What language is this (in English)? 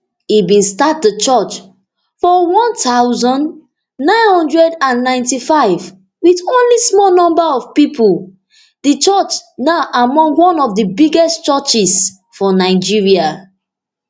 Nigerian Pidgin